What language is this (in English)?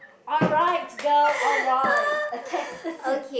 English